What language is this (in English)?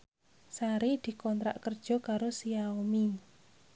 Javanese